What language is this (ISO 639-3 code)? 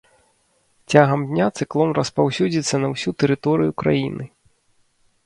bel